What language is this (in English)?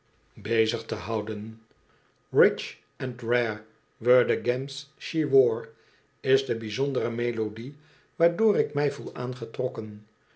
Dutch